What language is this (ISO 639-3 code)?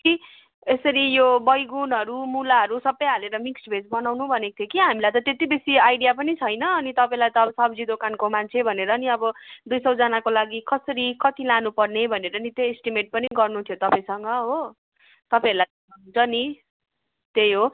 nep